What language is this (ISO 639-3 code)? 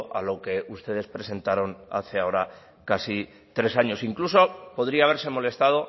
spa